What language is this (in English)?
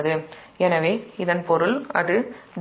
Tamil